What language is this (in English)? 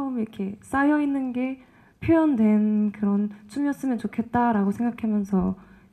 Korean